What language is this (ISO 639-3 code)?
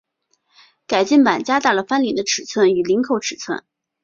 zho